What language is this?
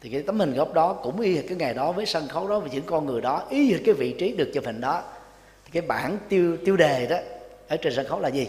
Vietnamese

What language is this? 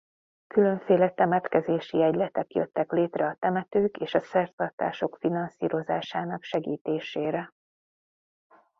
Hungarian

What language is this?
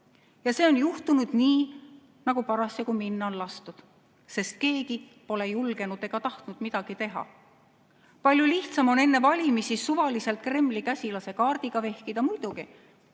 Estonian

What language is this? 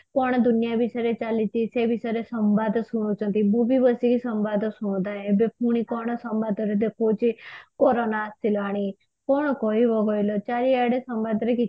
Odia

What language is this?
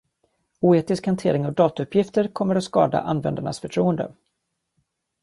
Swedish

